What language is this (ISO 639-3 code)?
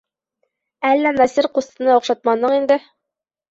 bak